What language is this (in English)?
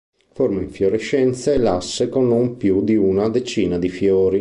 Italian